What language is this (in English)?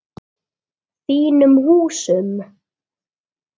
Icelandic